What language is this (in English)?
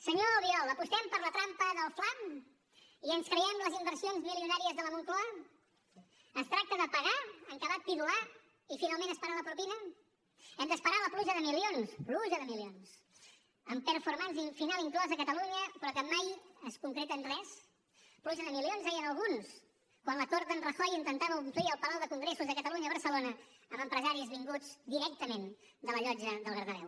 Catalan